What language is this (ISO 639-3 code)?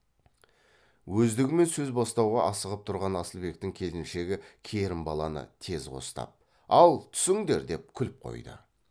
kaz